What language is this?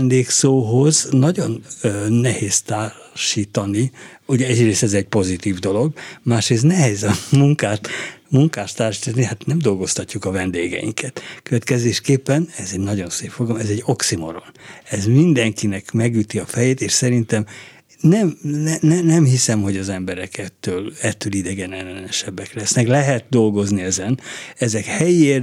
Hungarian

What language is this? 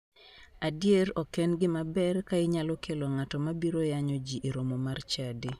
Luo (Kenya and Tanzania)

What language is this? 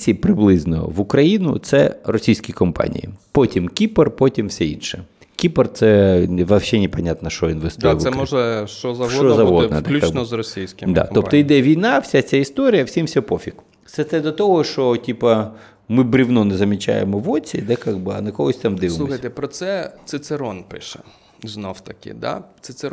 Ukrainian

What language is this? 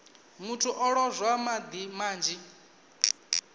Venda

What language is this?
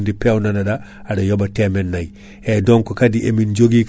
Fula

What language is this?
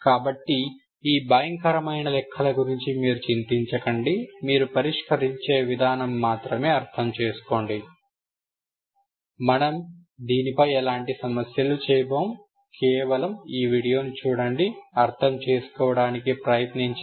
Telugu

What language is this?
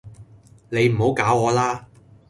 Cantonese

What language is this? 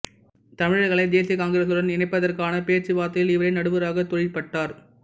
Tamil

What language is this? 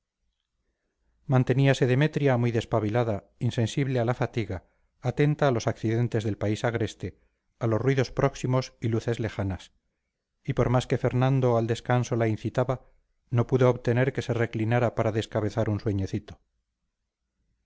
Spanish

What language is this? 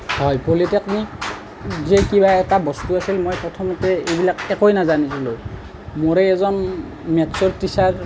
Assamese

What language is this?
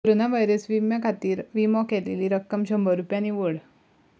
Konkani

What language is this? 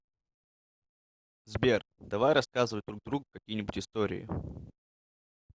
Russian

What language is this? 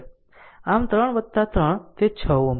Gujarati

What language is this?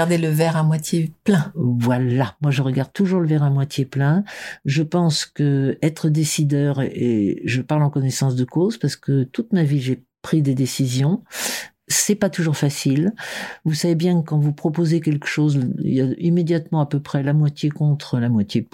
French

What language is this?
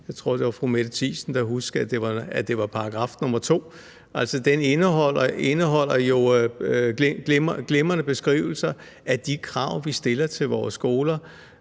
Danish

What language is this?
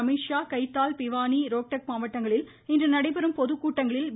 Tamil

